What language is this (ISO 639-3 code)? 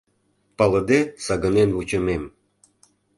chm